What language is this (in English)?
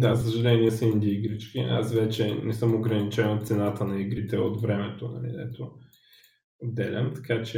Bulgarian